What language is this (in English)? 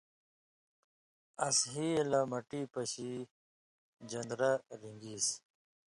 Indus Kohistani